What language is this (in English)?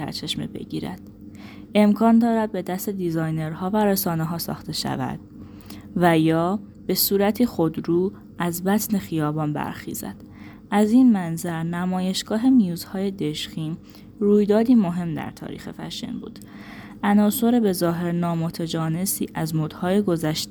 Persian